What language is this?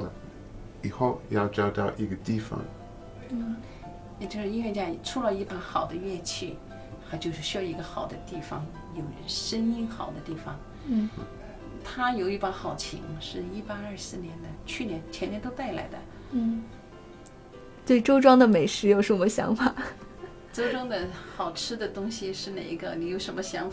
Chinese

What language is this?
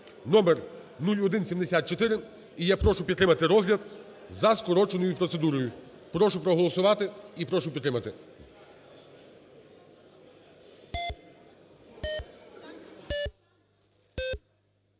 Ukrainian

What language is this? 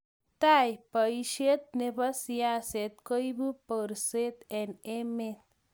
Kalenjin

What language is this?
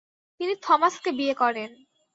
Bangla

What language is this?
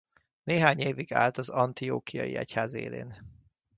Hungarian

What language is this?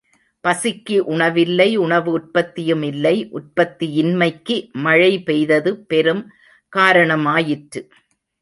Tamil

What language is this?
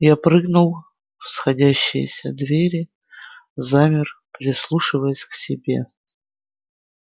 Russian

